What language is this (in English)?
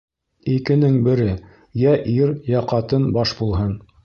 Bashkir